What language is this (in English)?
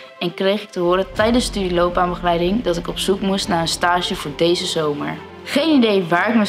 Dutch